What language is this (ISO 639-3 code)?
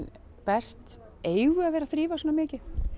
isl